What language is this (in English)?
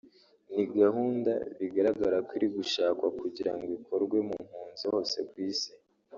Kinyarwanda